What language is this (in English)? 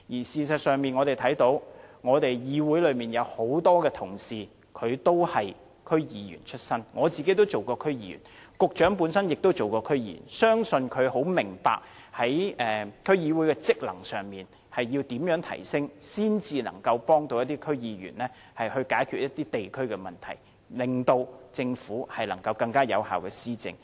Cantonese